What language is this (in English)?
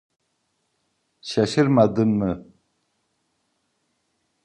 Turkish